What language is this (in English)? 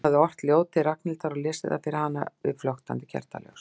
Icelandic